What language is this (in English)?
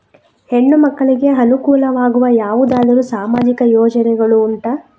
Kannada